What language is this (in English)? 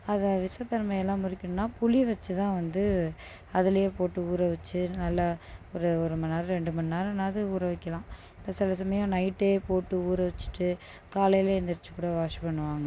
Tamil